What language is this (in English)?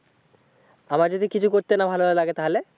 Bangla